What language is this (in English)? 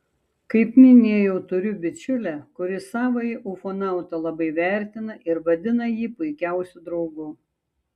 Lithuanian